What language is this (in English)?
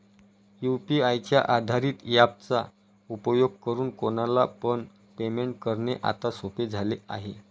Marathi